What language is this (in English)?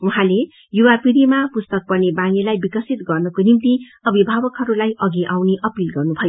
Nepali